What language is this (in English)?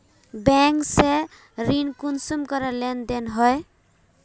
Magahi